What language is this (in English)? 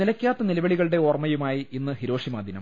Malayalam